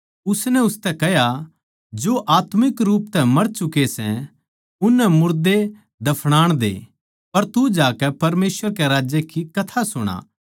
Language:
Haryanvi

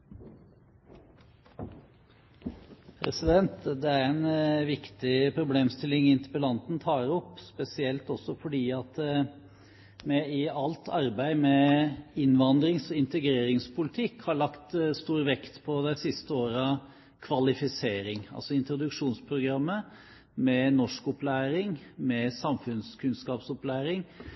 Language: Norwegian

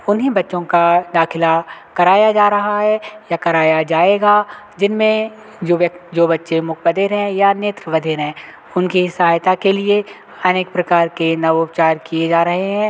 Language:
Hindi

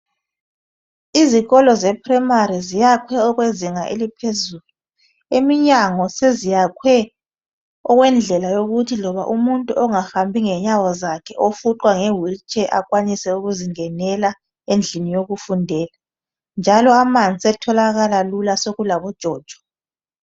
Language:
North Ndebele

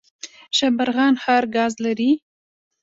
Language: Pashto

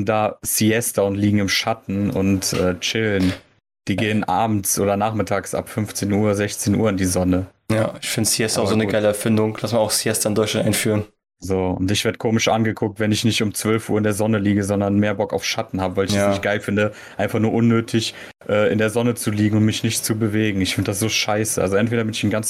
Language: German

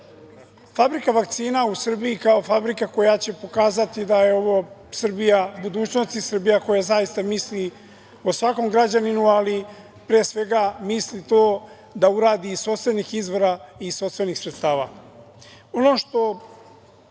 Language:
Serbian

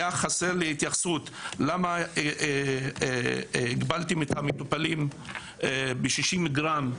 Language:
Hebrew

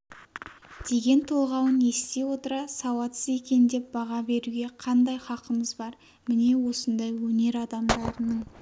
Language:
Kazakh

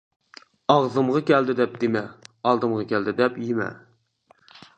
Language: Uyghur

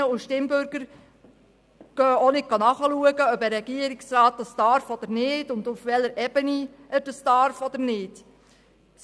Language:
Swiss German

